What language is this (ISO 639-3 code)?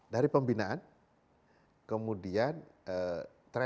ind